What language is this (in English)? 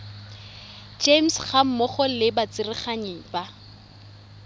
Tswana